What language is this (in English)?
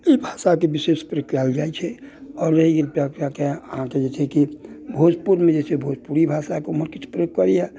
Maithili